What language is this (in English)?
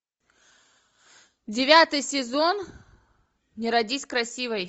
Russian